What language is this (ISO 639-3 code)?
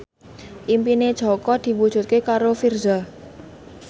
jav